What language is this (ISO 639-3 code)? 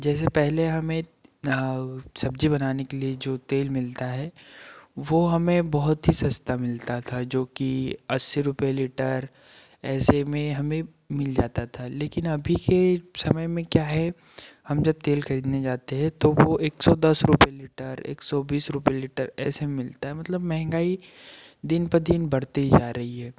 hin